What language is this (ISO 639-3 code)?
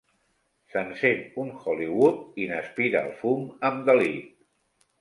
cat